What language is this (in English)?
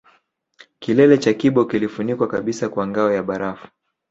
Swahili